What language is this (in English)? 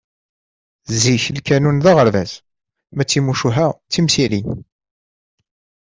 Kabyle